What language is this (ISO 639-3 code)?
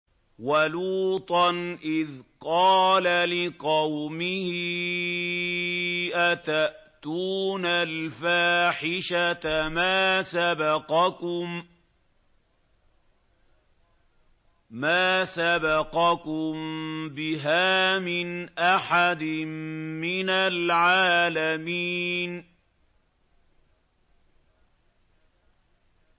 ara